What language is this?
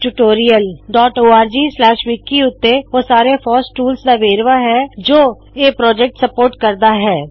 Punjabi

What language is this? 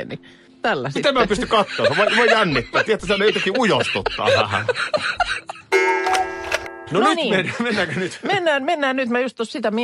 Finnish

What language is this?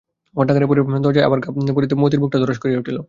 Bangla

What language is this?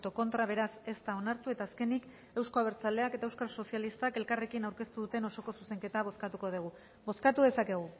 Basque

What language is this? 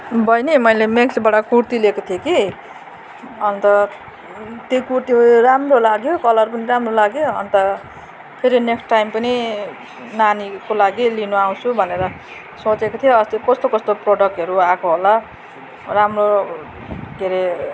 Nepali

